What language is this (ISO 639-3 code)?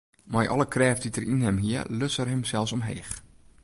fry